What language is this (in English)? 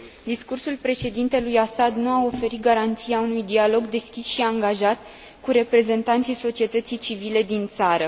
Romanian